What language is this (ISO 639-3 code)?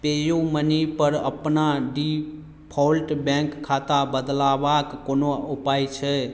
mai